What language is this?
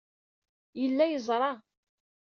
Kabyle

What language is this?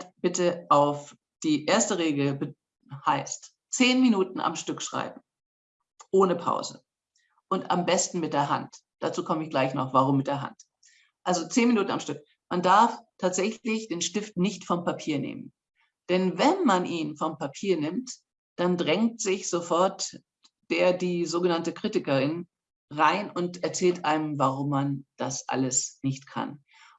German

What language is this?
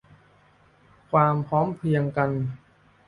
Thai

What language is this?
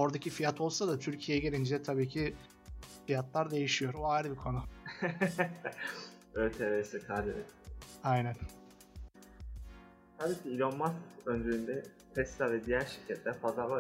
Turkish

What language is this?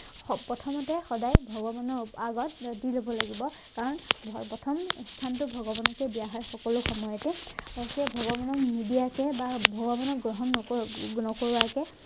Assamese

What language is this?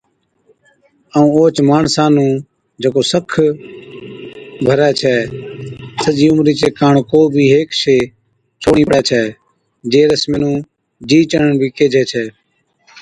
Od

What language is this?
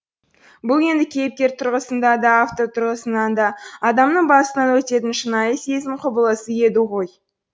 Kazakh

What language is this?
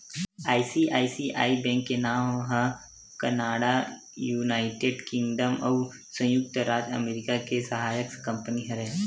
Chhattisgarhi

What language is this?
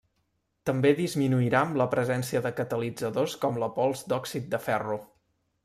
Catalan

